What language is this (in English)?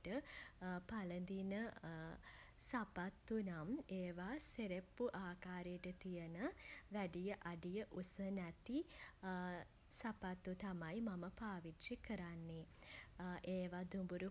Sinhala